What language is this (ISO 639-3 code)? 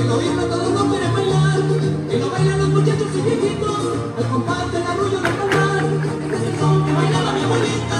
spa